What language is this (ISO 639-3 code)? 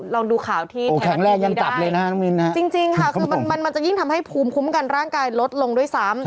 tha